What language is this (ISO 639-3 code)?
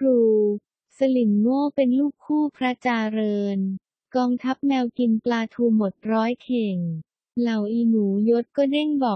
tha